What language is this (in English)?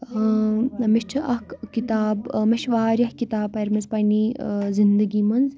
Kashmiri